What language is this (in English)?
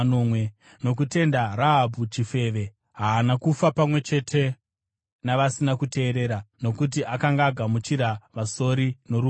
Shona